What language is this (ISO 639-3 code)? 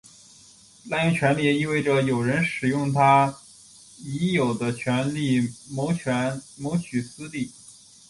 zho